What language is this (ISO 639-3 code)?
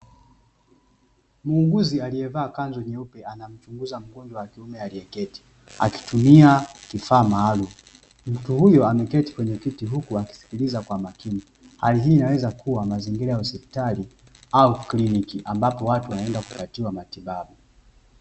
swa